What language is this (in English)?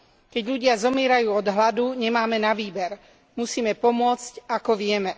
Slovak